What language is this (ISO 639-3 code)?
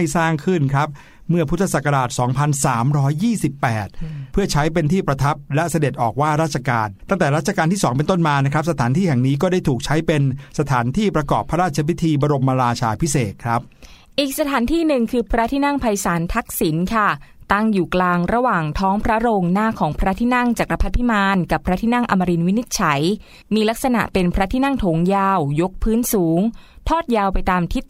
tha